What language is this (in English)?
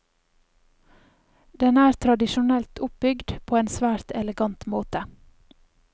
Norwegian